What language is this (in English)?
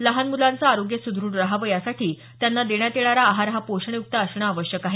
Marathi